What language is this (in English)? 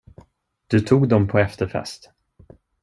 Swedish